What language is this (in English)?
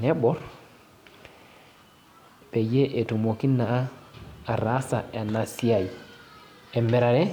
Masai